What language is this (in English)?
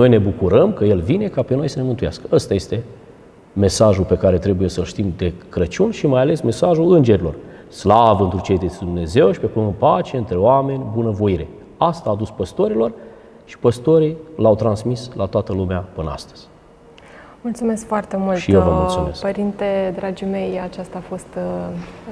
Romanian